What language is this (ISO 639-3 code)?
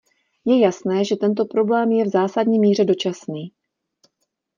ces